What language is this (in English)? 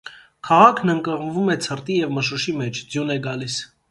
Armenian